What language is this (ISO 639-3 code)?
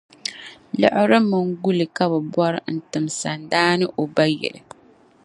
dag